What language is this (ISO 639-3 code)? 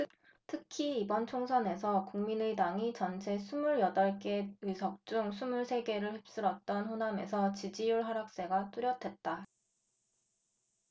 kor